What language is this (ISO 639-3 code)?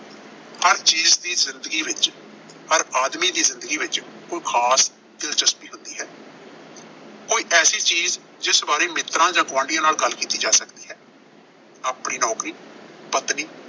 pan